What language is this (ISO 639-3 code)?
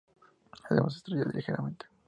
spa